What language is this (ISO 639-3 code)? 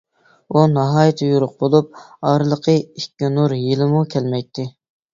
uig